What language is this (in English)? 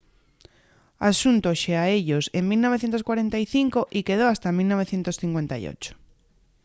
Asturian